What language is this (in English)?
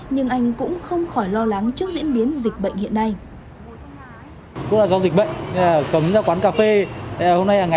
Vietnamese